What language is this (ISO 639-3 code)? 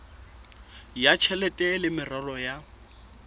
sot